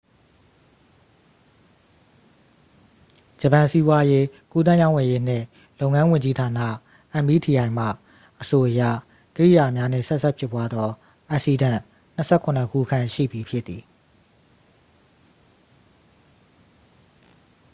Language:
Burmese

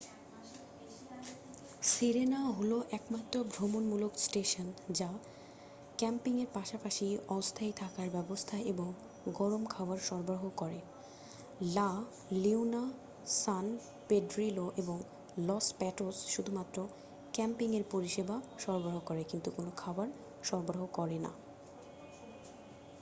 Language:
Bangla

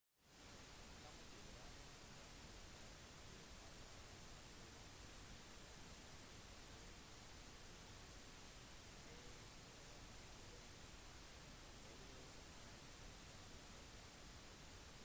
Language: Norwegian Bokmål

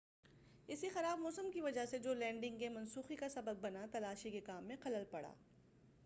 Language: Urdu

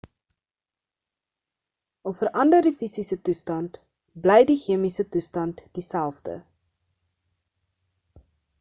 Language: Afrikaans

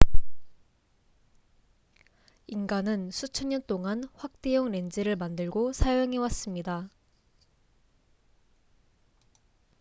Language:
Korean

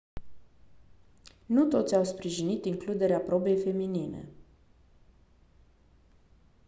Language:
Romanian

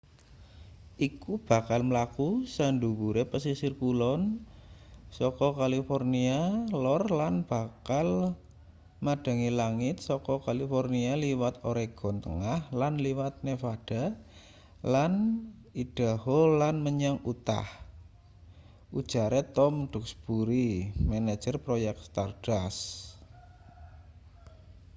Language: Javanese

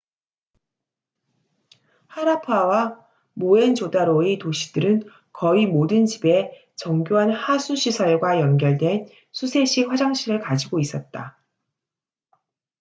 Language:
Korean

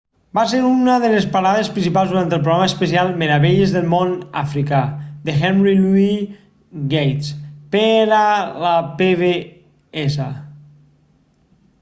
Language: Catalan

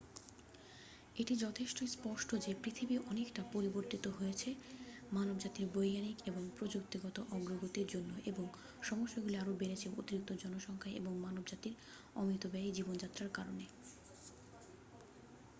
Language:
Bangla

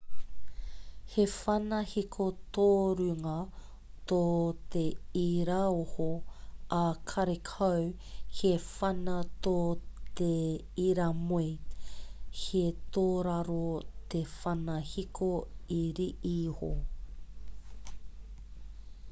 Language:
Māori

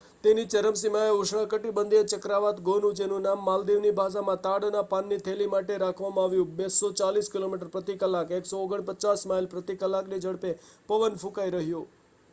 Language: Gujarati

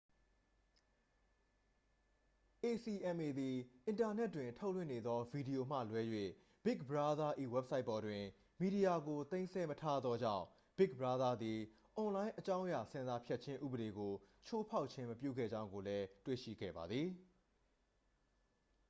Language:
Burmese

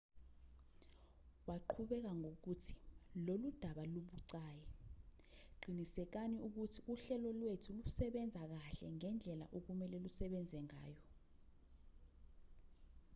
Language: Zulu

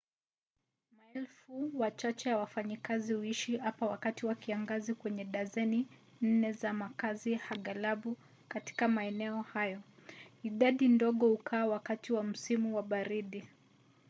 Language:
Swahili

